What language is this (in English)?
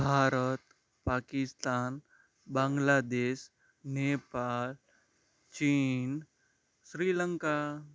Gujarati